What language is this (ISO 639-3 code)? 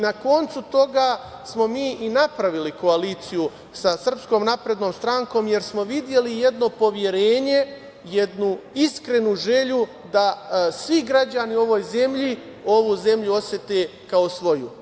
srp